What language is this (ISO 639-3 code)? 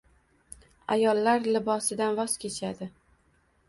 uzb